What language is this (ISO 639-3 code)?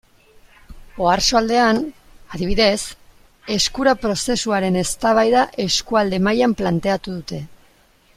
eus